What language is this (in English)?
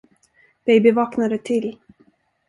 Swedish